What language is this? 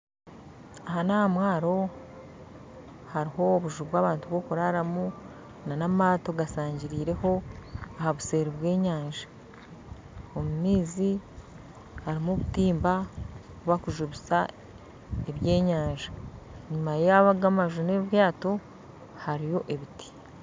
Nyankole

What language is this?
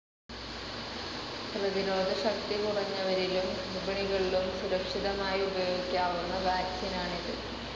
Malayalam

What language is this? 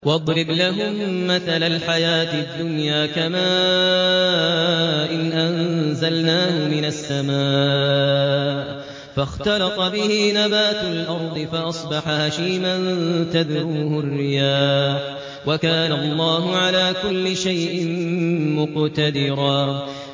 Arabic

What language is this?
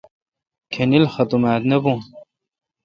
Kalkoti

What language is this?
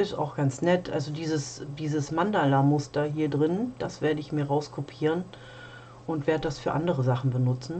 German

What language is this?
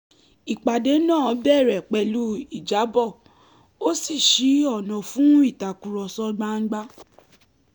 Yoruba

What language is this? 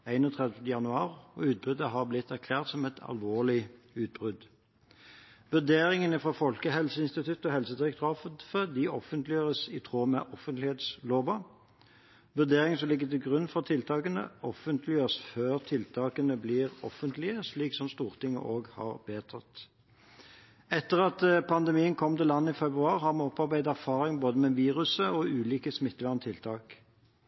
Norwegian Bokmål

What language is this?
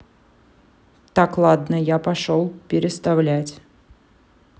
Russian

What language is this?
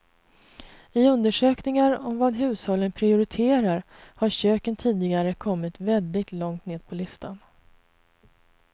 Swedish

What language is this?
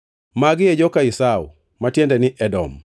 Luo (Kenya and Tanzania)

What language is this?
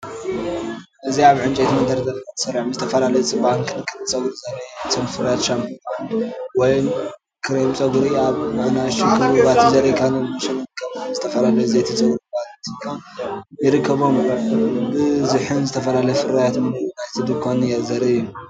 Tigrinya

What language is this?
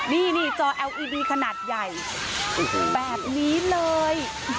Thai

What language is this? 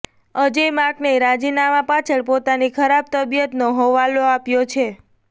Gujarati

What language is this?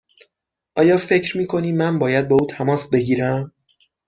Persian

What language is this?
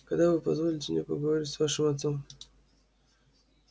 Russian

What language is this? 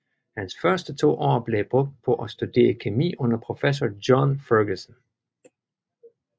Danish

